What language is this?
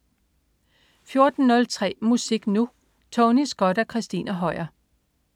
Danish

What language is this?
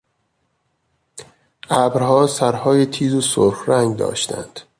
Persian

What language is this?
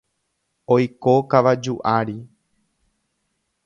Guarani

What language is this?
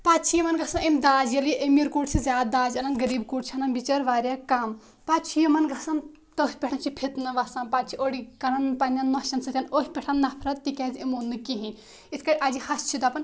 Kashmiri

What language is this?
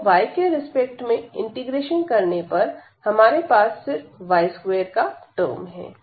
Hindi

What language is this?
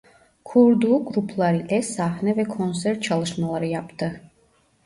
Turkish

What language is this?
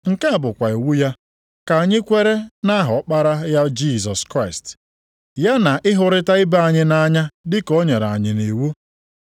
Igbo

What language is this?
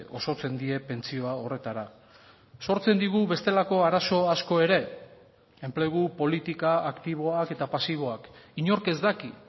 Basque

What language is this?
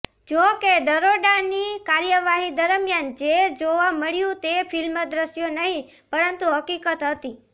Gujarati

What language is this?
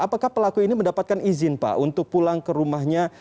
Indonesian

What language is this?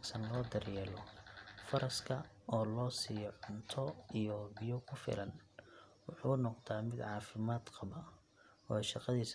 Somali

